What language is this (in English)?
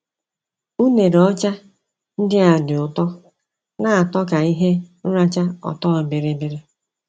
Igbo